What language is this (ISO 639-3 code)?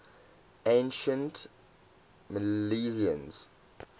eng